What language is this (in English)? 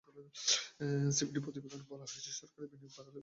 Bangla